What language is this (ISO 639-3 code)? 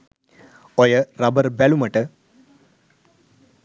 sin